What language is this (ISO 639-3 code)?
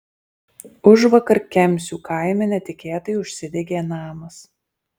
lit